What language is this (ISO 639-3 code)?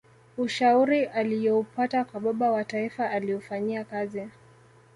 swa